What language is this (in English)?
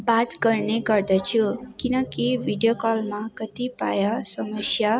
Nepali